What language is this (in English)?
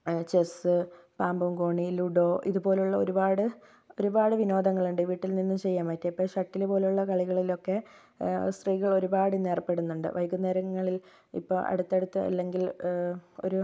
Malayalam